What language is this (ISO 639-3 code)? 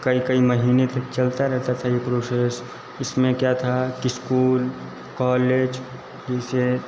hin